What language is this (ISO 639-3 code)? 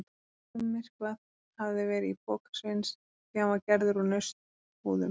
isl